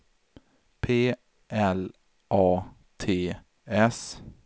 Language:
Swedish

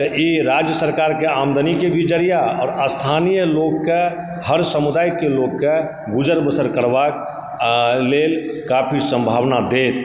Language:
Maithili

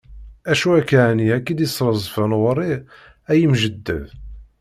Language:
Kabyle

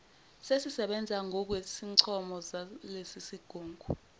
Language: Zulu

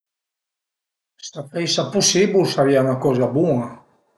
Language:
Piedmontese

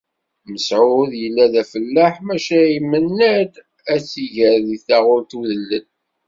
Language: Kabyle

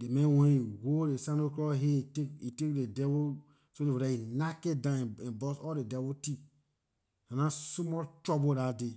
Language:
Liberian English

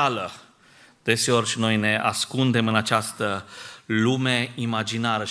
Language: Romanian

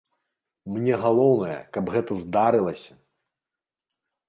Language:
Belarusian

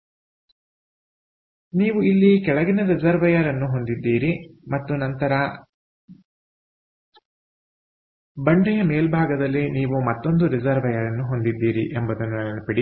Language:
Kannada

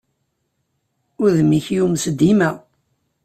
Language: Kabyle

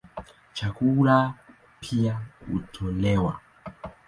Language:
Swahili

